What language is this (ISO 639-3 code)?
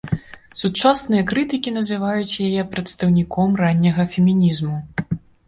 bel